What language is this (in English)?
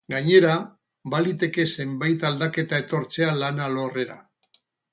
Basque